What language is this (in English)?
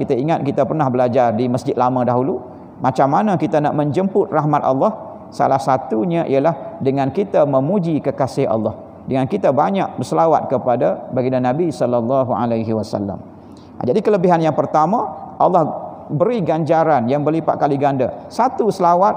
Malay